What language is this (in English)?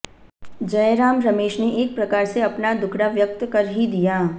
Hindi